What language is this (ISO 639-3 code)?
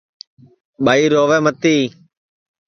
ssi